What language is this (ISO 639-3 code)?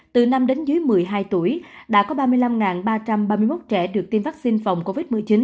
vie